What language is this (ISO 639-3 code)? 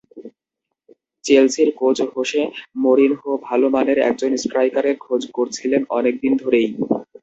ben